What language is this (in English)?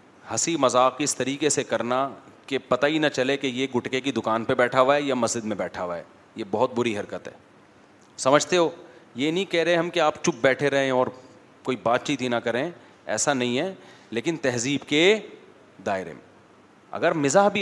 Urdu